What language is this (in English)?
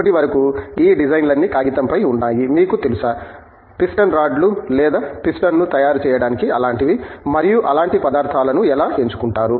Telugu